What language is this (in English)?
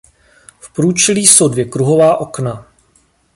Czech